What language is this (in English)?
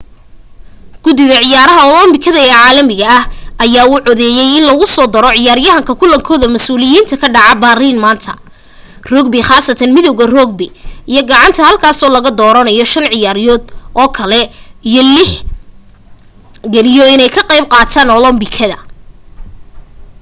Somali